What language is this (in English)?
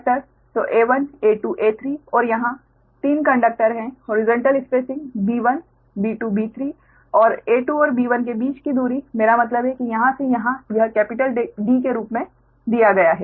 Hindi